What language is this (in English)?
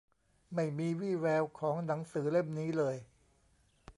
Thai